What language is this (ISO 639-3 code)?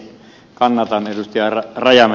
fin